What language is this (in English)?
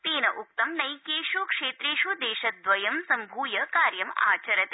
Sanskrit